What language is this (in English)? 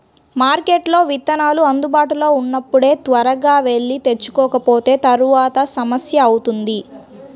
Telugu